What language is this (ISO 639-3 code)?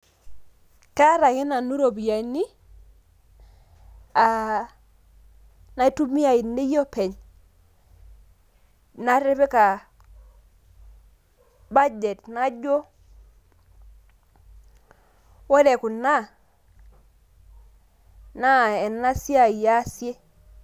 mas